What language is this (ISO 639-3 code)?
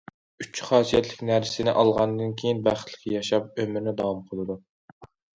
uig